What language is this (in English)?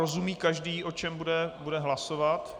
Czech